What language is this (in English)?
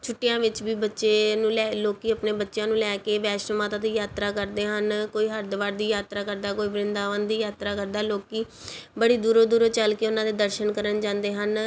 Punjabi